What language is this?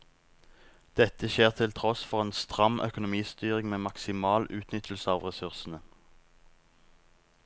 Norwegian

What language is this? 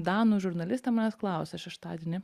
Lithuanian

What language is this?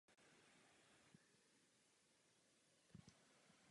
Czech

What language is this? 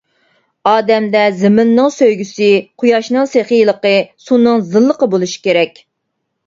Uyghur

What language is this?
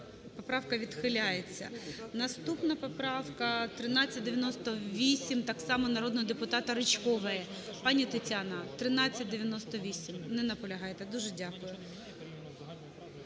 Ukrainian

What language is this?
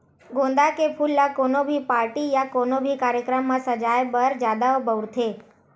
Chhattisgarhi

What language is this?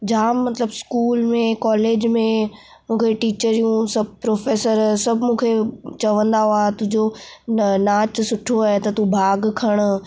Sindhi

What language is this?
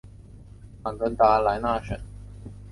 Chinese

